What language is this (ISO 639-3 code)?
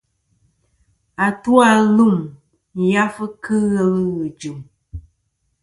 bkm